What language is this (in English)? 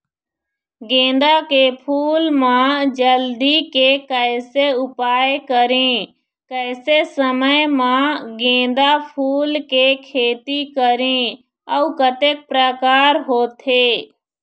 Chhattisgarhi